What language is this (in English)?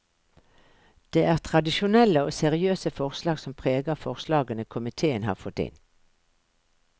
Norwegian